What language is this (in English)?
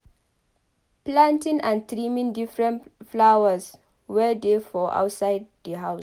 Nigerian Pidgin